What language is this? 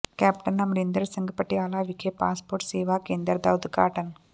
Punjabi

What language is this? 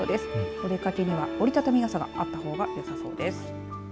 Japanese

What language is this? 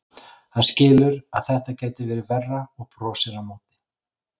Icelandic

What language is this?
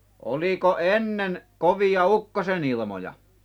Finnish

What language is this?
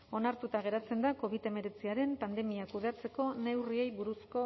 Basque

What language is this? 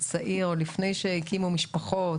Hebrew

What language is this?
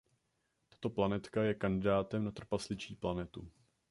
Czech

